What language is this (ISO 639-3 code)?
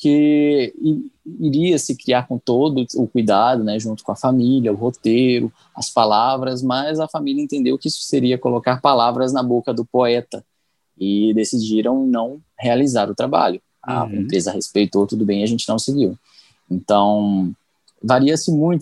por